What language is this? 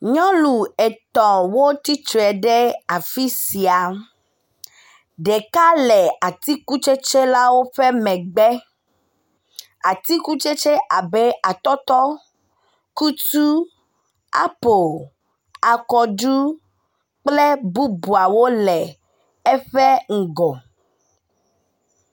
Ewe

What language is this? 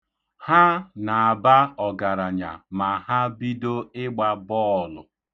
Igbo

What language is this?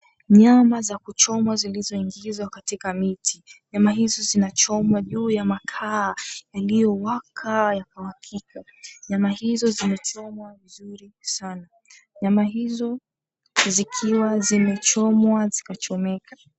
Swahili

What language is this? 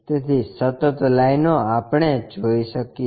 Gujarati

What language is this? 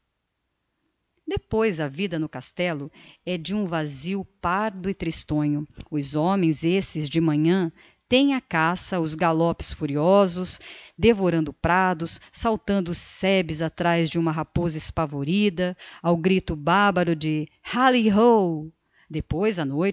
Portuguese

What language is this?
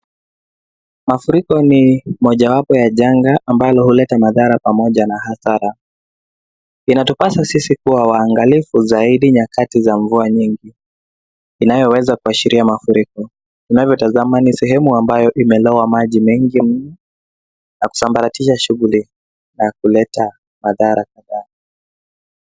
Swahili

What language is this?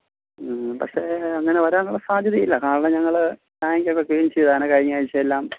Malayalam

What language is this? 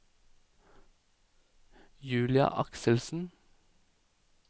Norwegian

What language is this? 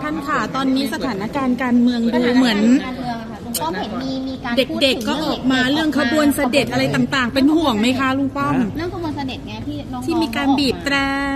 Thai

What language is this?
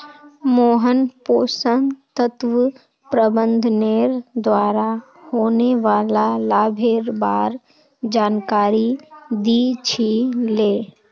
Magahi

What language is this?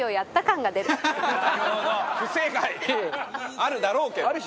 Japanese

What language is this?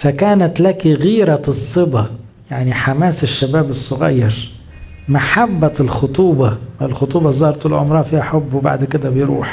Arabic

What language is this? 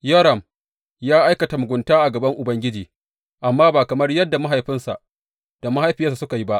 Hausa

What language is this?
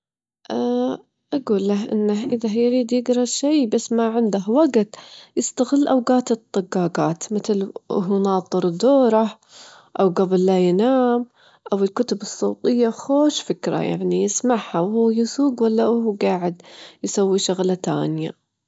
Gulf Arabic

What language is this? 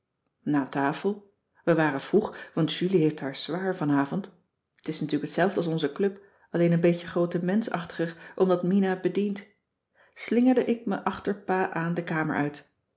Dutch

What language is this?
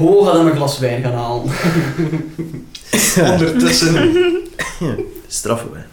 Dutch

